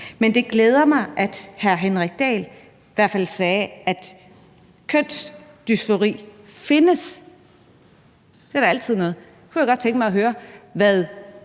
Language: Danish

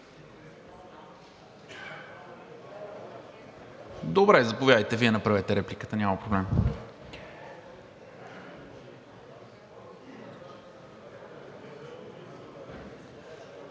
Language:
Bulgarian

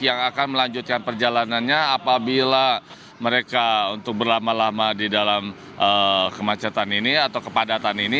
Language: Indonesian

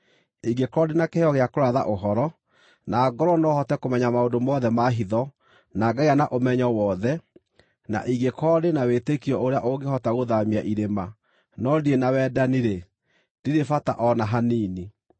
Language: Kikuyu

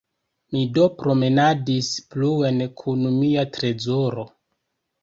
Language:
Esperanto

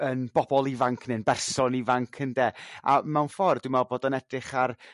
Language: Welsh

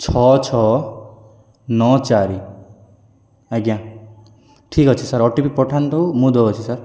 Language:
Odia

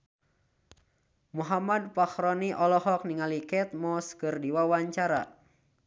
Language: Sundanese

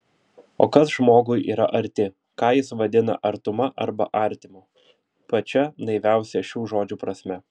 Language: Lithuanian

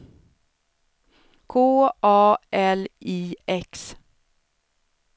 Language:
Swedish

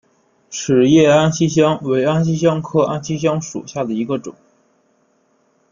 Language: Chinese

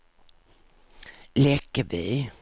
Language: Swedish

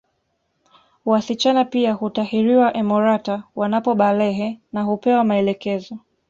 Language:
Swahili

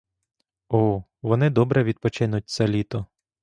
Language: Ukrainian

